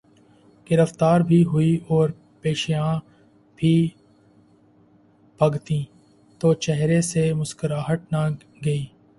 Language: Urdu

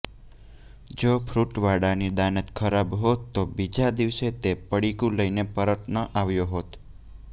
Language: Gujarati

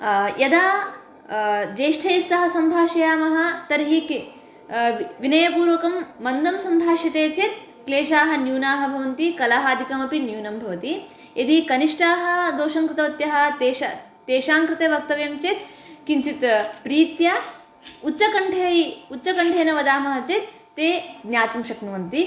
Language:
Sanskrit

